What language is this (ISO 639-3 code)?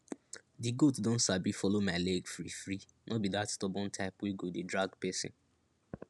pcm